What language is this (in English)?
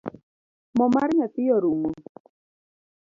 Luo (Kenya and Tanzania)